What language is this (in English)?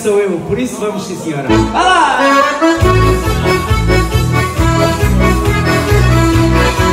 Portuguese